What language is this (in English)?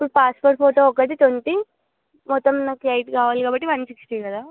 Telugu